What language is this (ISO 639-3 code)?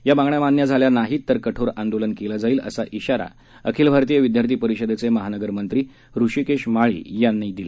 mar